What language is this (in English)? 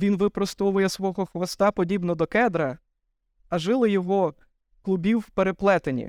Ukrainian